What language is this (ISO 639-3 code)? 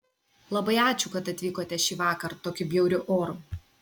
lit